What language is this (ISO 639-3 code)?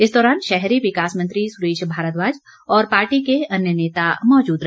hin